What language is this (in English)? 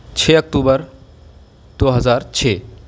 Urdu